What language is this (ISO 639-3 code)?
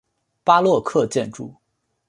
zho